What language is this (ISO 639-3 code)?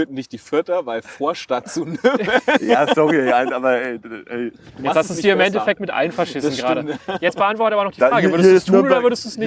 deu